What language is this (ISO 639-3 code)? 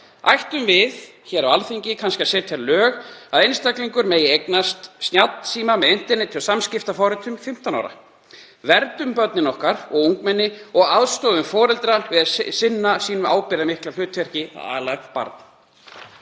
isl